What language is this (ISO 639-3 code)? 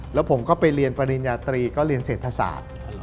tha